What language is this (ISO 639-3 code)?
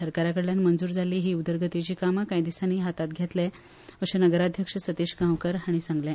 kok